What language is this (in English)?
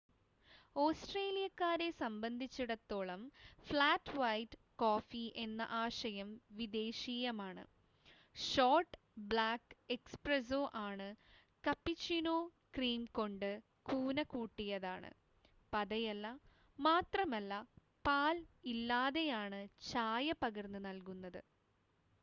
Malayalam